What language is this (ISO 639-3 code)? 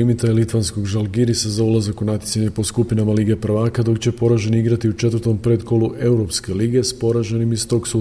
hrv